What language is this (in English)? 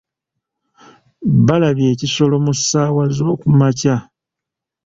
Ganda